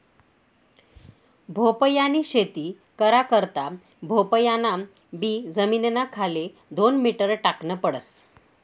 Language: Marathi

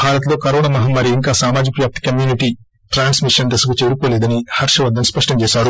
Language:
Telugu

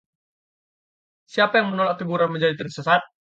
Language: Indonesian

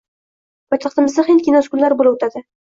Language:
Uzbek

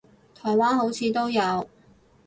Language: Cantonese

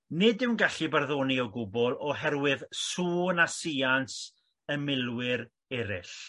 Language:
Welsh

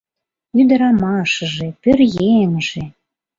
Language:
Mari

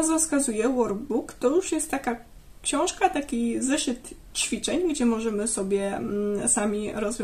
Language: Polish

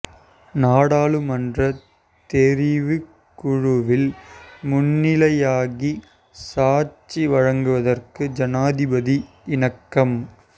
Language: Tamil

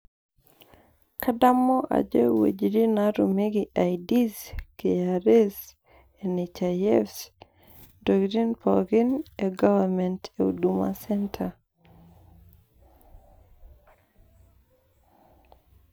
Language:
Masai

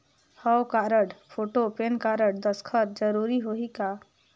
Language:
Chhattisgarhi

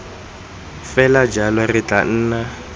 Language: Tswana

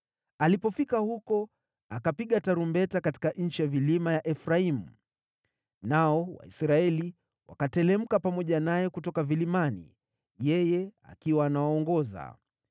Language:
Swahili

